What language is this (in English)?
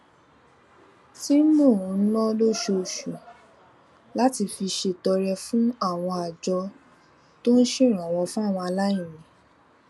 Yoruba